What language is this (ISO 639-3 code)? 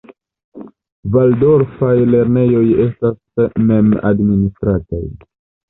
epo